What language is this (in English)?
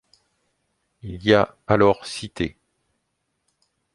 French